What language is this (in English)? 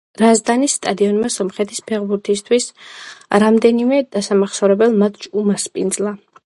Georgian